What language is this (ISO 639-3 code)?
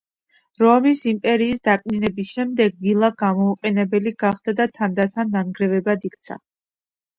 kat